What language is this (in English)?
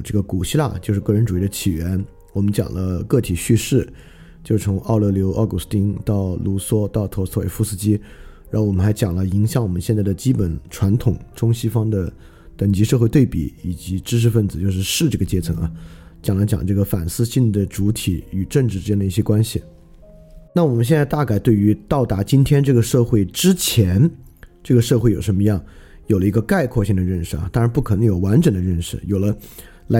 Chinese